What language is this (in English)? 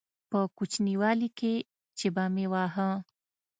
Pashto